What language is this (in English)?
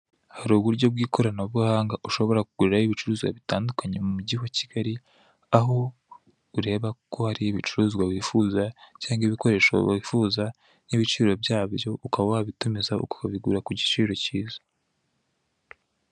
Kinyarwanda